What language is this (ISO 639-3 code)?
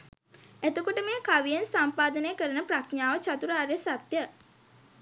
sin